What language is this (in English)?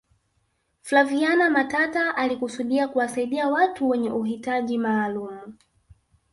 Swahili